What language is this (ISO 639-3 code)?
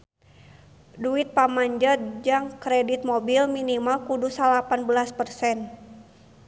sun